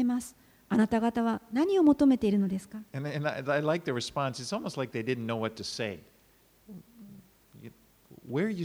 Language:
Japanese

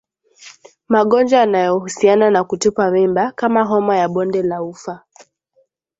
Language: Swahili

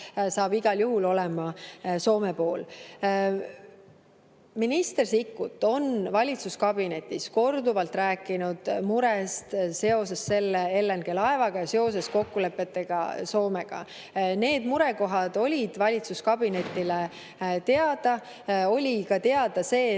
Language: Estonian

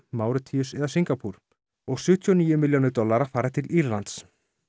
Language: Icelandic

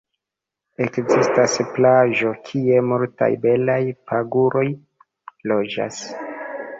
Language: Esperanto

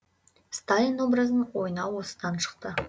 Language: Kazakh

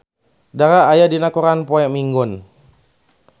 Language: Sundanese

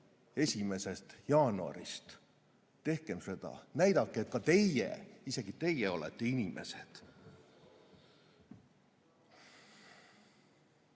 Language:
Estonian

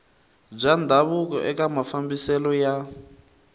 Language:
Tsonga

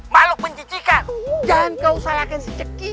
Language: Indonesian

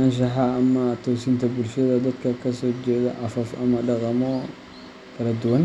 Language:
Somali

